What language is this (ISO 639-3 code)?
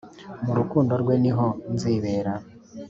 kin